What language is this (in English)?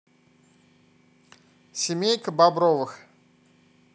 Russian